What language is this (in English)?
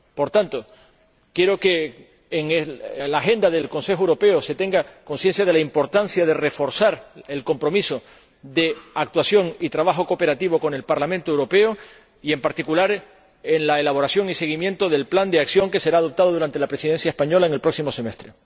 Spanish